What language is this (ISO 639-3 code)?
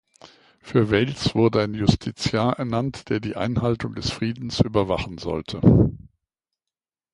deu